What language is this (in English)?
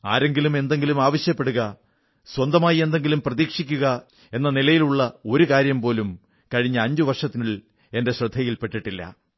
Malayalam